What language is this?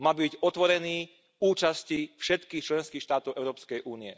Slovak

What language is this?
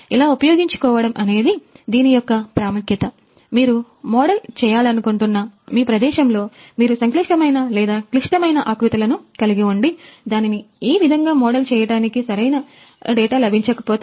Telugu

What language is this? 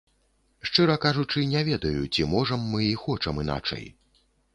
Belarusian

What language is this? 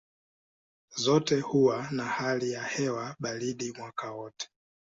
Swahili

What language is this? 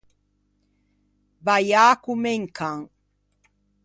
Ligurian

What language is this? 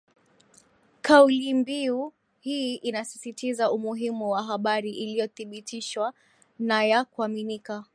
Swahili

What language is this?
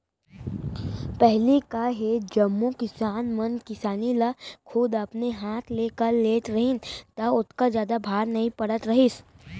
Chhattisgarhi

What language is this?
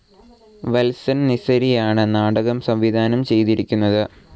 Malayalam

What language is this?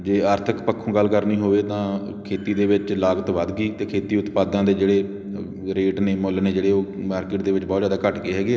Punjabi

